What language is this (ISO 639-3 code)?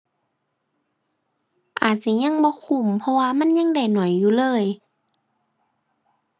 tha